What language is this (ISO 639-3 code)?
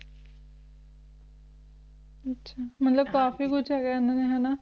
pan